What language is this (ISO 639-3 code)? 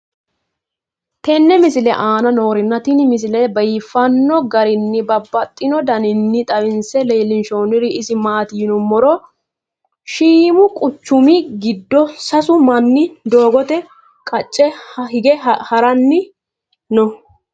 sid